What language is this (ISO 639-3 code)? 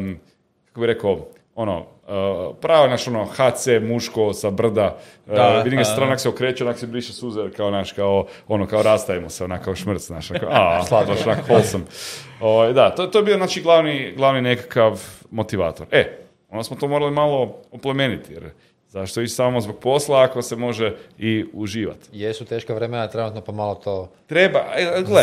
hrv